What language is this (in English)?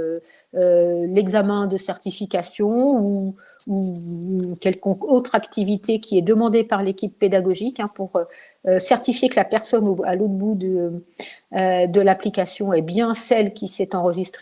French